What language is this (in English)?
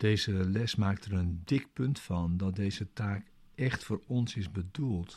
Dutch